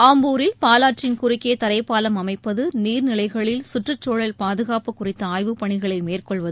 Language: Tamil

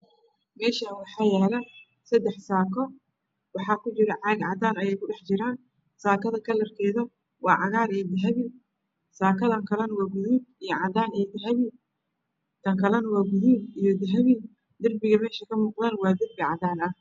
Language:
Somali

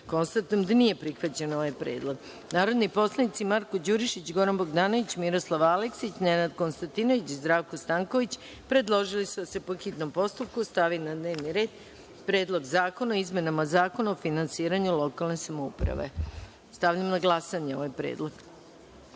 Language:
Serbian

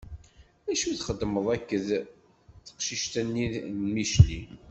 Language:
Kabyle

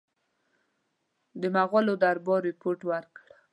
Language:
Pashto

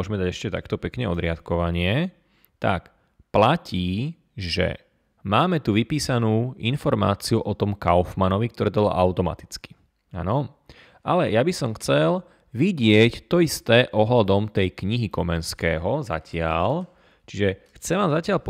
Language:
Slovak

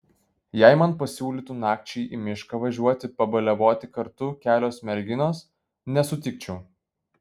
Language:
Lithuanian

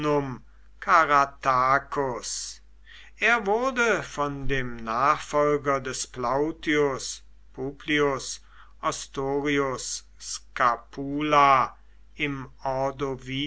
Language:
German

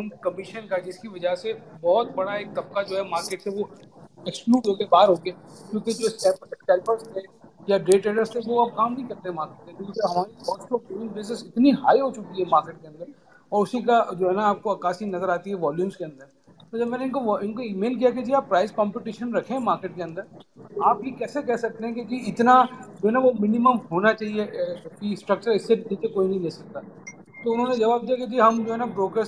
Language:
Urdu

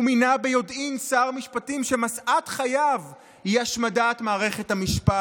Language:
Hebrew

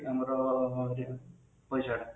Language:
Odia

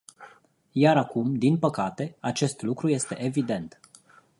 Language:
Romanian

